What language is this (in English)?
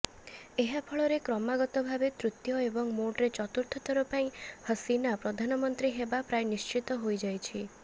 Odia